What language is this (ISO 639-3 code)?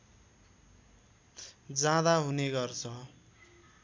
nep